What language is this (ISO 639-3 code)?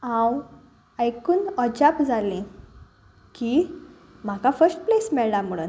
kok